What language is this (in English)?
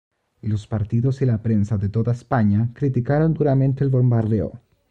Spanish